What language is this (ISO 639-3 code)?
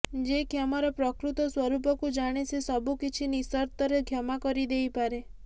ori